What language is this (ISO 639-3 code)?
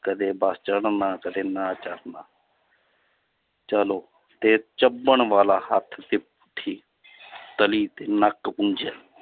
pan